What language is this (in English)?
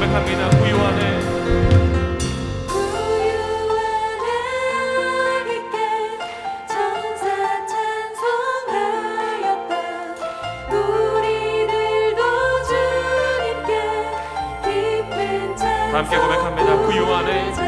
Korean